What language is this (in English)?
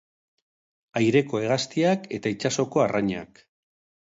Basque